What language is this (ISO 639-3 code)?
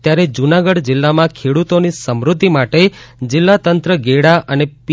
guj